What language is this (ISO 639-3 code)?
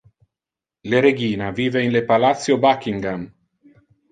ina